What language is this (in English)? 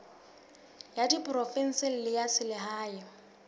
Southern Sotho